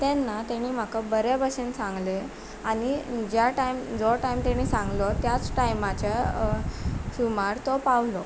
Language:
Konkani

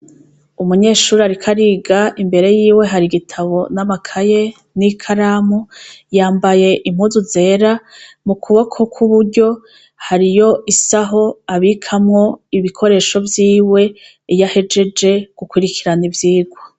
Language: Rundi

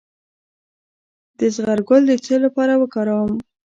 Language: Pashto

